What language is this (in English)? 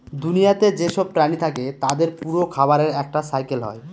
Bangla